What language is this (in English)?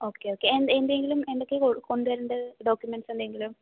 Malayalam